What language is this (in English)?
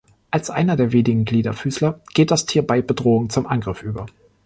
German